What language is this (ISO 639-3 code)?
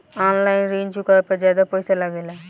bho